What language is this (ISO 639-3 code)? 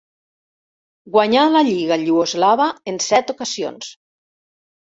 cat